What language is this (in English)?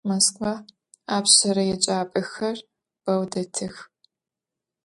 Adyghe